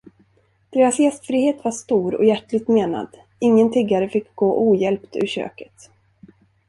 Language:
Swedish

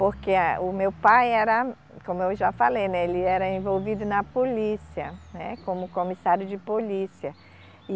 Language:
Portuguese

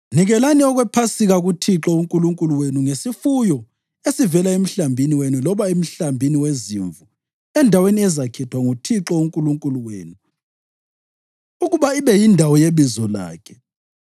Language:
North Ndebele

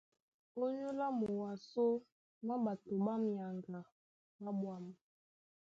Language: Duala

